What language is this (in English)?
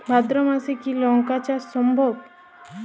Bangla